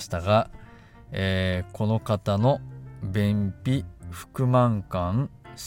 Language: Japanese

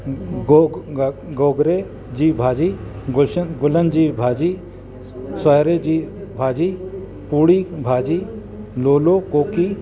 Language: Sindhi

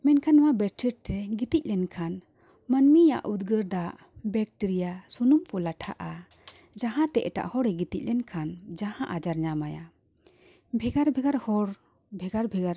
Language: Santali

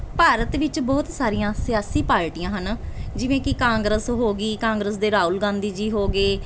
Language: Punjabi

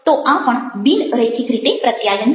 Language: Gujarati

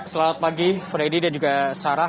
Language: Indonesian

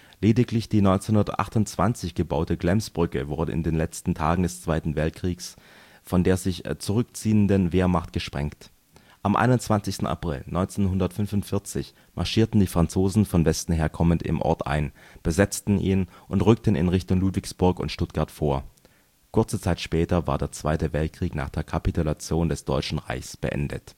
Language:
German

